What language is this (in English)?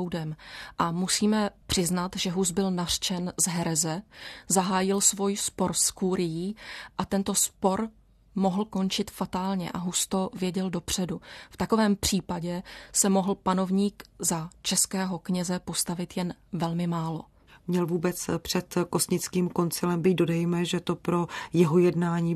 Czech